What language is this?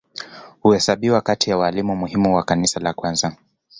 Swahili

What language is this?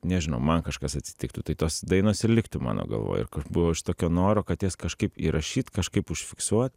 Lithuanian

